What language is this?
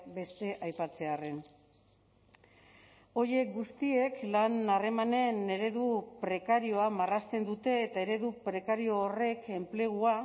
Basque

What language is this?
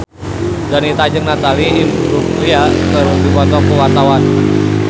Sundanese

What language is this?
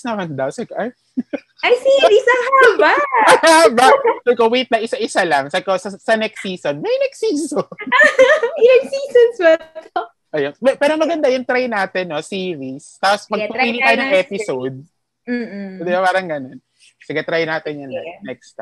Filipino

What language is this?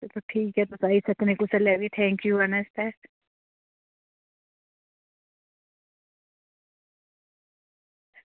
Dogri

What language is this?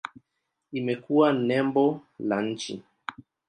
Swahili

